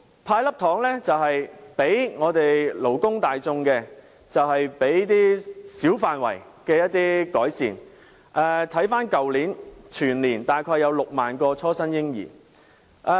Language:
Cantonese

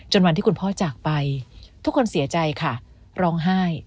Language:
Thai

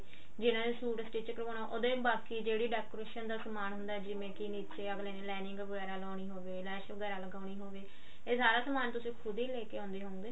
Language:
Punjabi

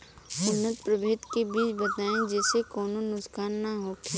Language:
Bhojpuri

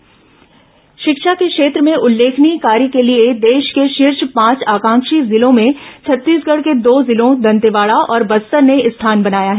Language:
Hindi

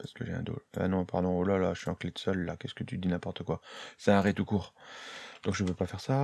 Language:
French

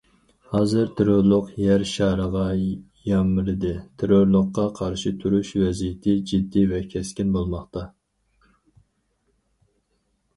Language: Uyghur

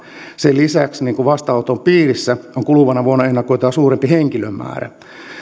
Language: Finnish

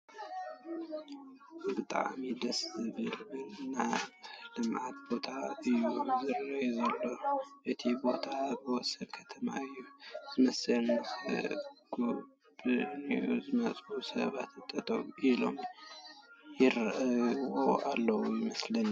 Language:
Tigrinya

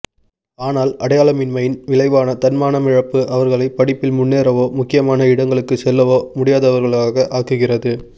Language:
Tamil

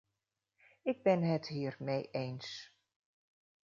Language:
Dutch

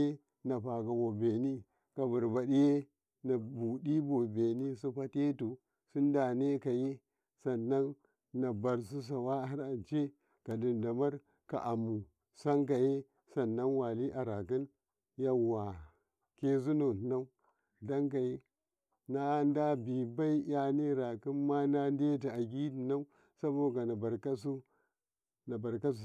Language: Karekare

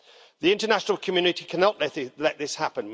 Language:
English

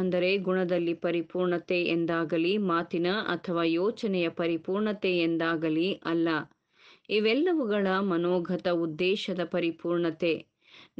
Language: Kannada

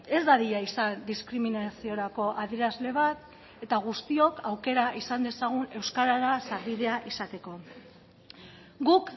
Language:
Basque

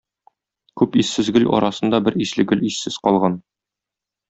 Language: Tatar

